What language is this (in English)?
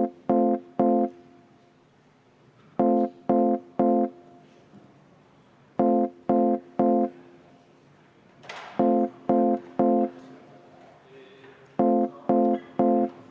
Estonian